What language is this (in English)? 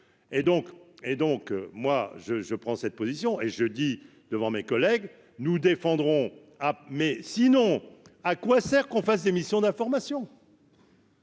French